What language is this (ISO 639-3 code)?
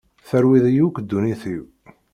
kab